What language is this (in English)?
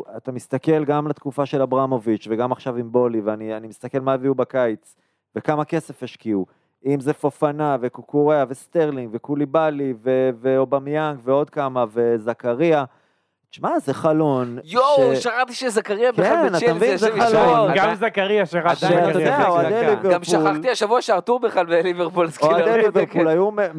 Hebrew